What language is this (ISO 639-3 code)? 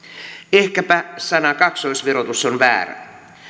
fin